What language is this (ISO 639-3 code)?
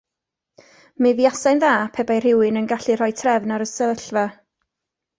cym